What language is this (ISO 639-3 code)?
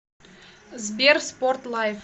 rus